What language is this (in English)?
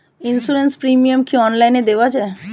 Bangla